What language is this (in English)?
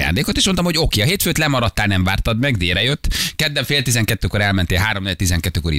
Hungarian